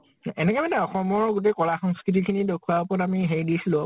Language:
Assamese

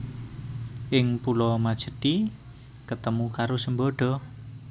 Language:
Javanese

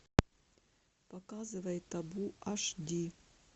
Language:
Russian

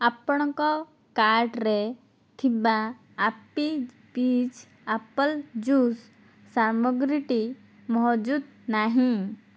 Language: Odia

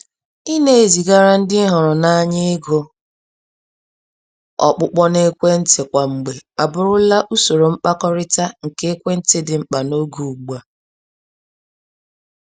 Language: Igbo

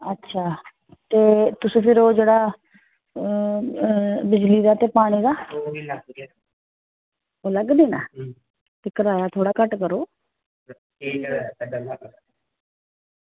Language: Dogri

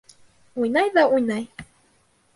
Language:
Bashkir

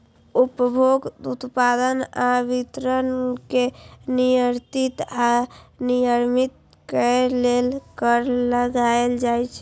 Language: Maithili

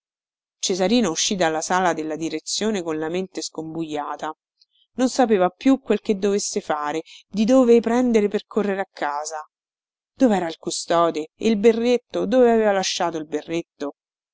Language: Italian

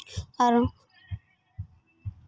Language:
Santali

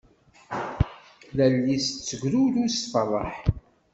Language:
Kabyle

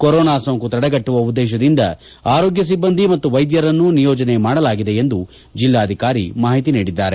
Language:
Kannada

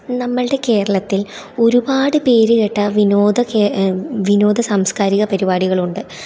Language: Malayalam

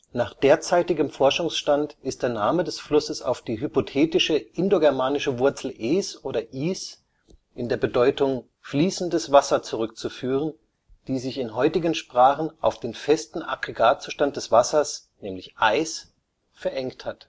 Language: German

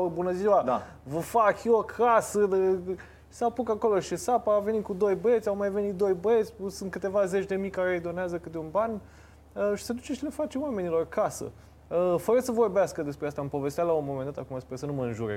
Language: Romanian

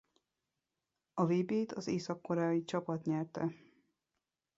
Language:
Hungarian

